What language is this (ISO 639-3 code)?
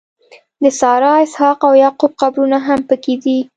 pus